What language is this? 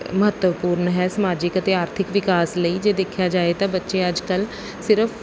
Punjabi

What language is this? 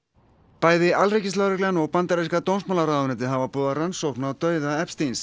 Icelandic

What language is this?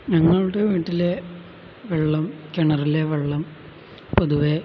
Malayalam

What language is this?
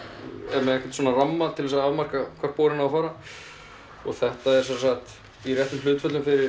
Icelandic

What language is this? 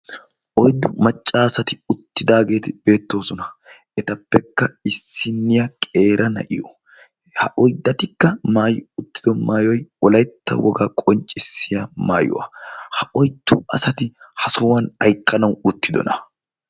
Wolaytta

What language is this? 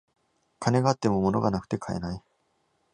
Japanese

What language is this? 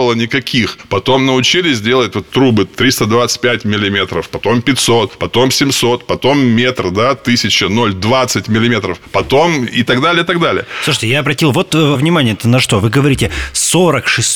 Russian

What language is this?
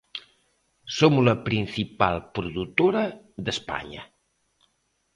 Galician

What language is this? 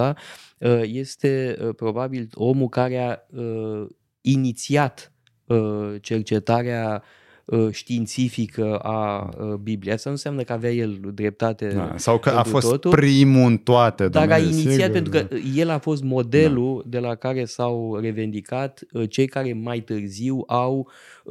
Romanian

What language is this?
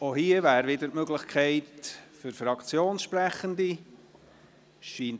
Swiss German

